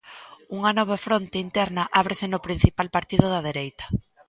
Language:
Galician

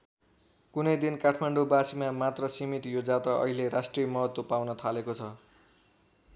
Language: Nepali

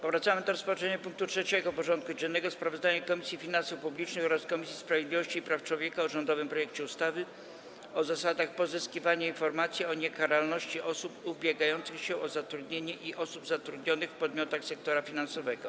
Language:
Polish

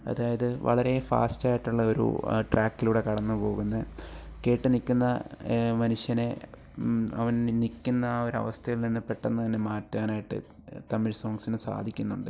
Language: Malayalam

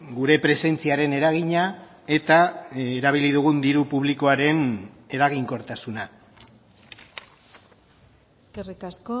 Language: Basque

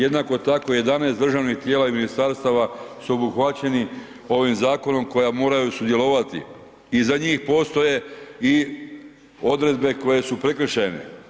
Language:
Croatian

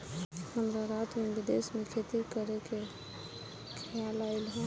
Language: Bhojpuri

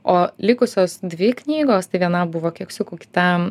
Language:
Lithuanian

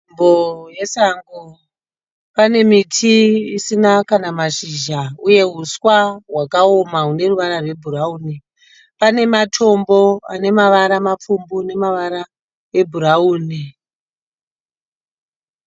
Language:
Shona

